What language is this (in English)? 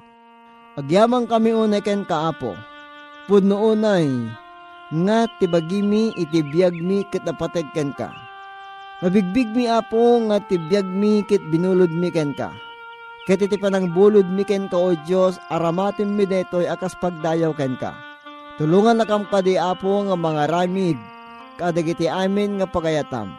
Filipino